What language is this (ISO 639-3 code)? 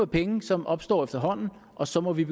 dan